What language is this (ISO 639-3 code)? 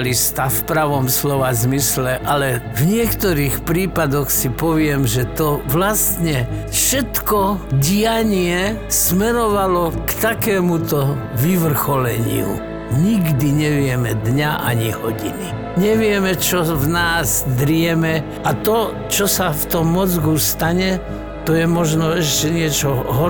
slk